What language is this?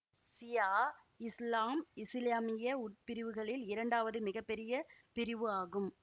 Tamil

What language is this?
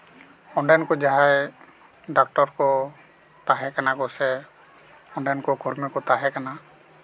Santali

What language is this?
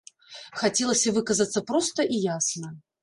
Belarusian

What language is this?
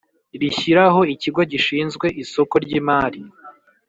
Kinyarwanda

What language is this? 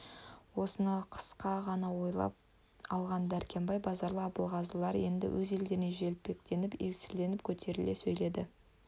Kazakh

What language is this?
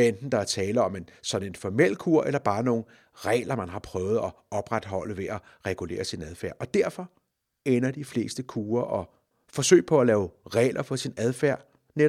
Danish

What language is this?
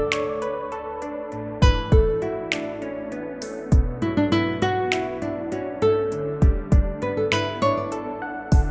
Vietnamese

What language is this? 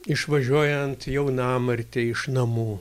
Lithuanian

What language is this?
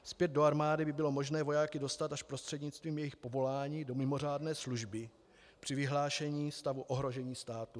Czech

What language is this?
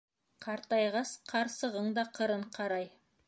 Bashkir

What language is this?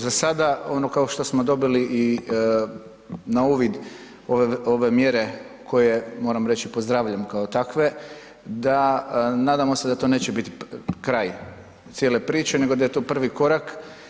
Croatian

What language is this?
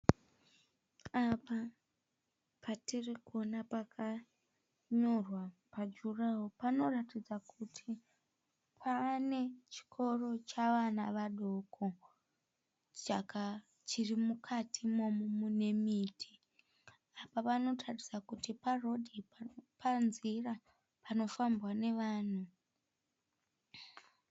Shona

